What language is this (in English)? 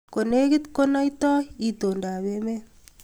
Kalenjin